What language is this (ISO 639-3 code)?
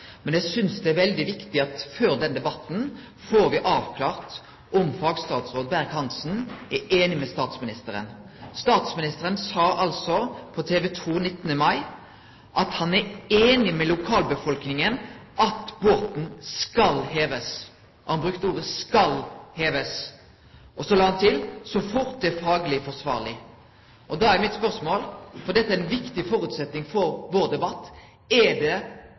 nno